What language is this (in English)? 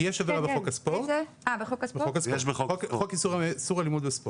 Hebrew